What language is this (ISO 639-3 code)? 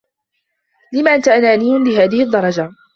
ara